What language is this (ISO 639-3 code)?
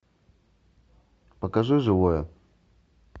rus